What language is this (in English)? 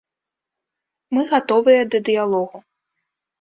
Belarusian